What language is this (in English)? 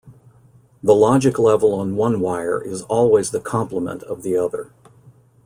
English